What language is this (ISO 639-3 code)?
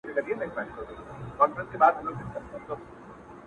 pus